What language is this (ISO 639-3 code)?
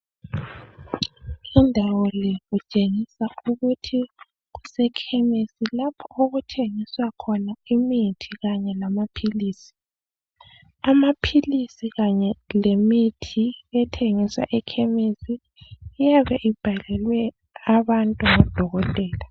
nde